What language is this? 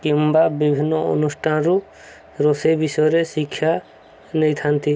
Odia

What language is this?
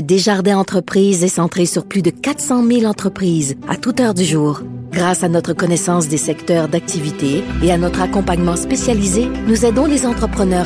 French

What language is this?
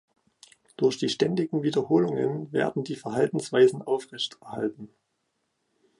German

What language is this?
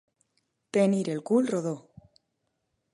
Catalan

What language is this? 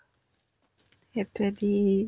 Assamese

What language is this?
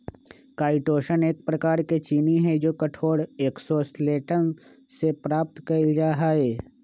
Magahi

